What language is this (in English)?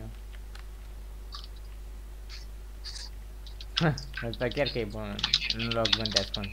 Romanian